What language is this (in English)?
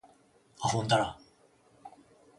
Japanese